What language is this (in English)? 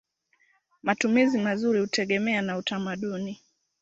Swahili